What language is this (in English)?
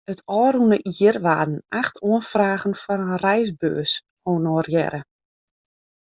Western Frisian